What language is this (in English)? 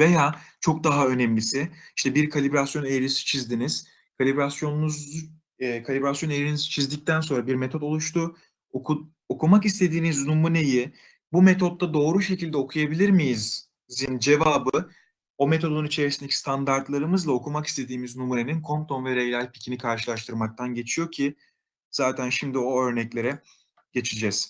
Turkish